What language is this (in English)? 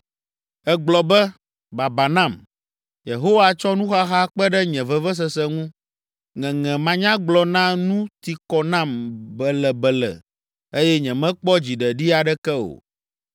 Ewe